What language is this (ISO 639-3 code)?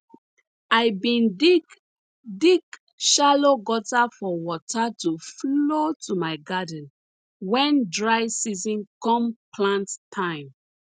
pcm